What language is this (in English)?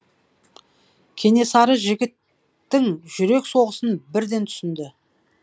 Kazakh